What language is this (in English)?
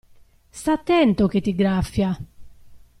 Italian